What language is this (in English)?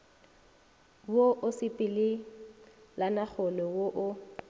Northern Sotho